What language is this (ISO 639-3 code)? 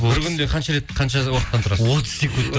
kaz